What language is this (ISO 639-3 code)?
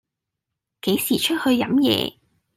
yue